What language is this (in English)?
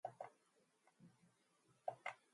Mongolian